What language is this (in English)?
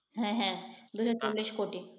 Bangla